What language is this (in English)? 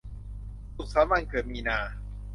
Thai